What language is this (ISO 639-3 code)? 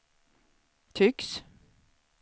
swe